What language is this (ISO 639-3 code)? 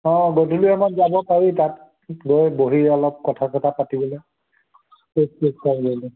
asm